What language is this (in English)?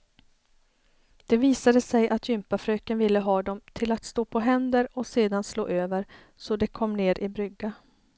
Swedish